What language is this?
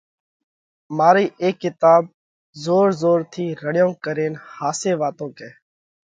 Parkari Koli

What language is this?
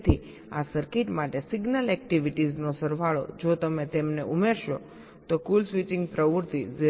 Gujarati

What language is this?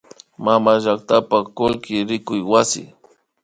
Imbabura Highland Quichua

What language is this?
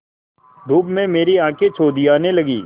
Hindi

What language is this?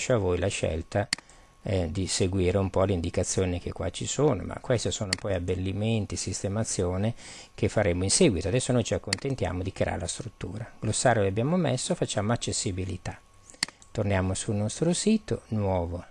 Italian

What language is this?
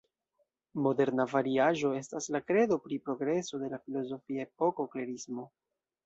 Esperanto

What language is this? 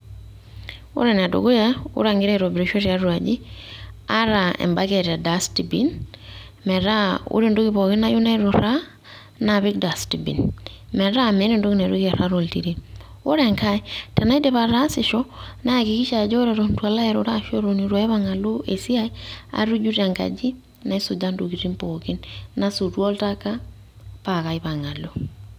Masai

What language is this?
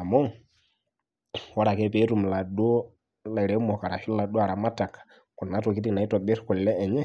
Masai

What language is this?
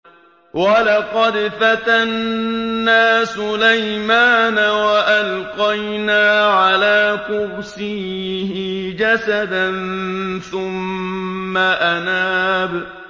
Arabic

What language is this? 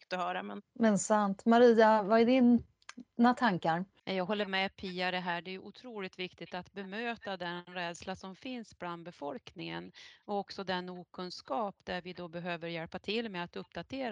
Swedish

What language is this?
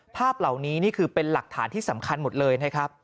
Thai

